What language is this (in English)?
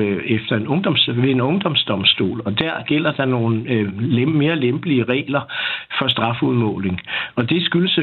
Danish